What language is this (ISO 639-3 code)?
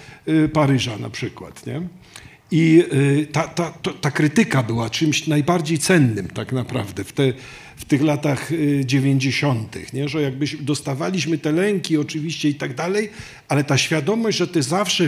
pol